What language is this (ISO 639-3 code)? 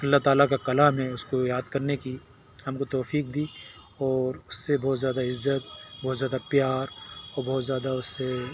urd